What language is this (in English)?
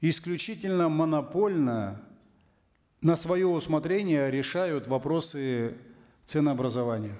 Kazakh